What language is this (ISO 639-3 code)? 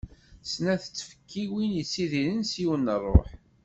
kab